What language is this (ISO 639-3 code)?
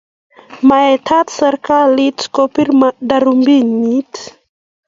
kln